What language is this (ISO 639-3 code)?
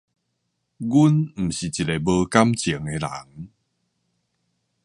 nan